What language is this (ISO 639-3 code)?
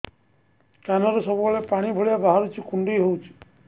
ori